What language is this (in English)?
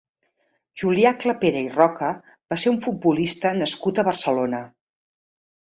Catalan